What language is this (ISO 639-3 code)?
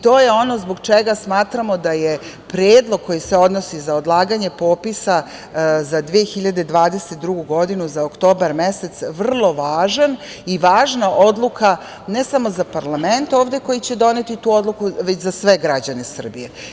srp